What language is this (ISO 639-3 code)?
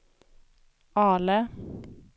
swe